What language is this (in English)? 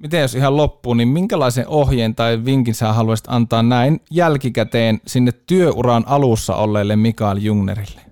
Finnish